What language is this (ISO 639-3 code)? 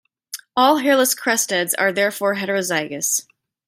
eng